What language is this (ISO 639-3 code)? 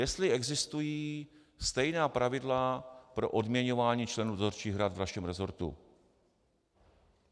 ces